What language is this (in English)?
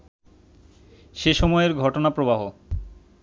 Bangla